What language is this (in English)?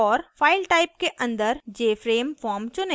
Hindi